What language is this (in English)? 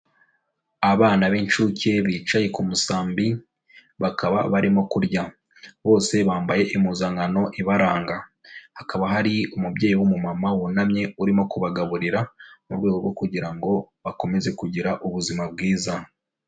Kinyarwanda